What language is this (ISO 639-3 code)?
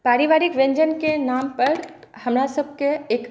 mai